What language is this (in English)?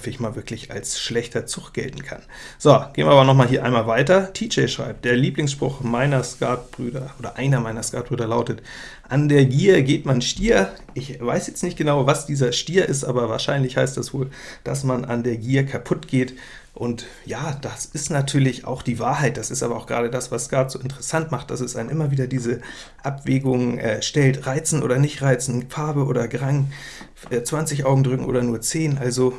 German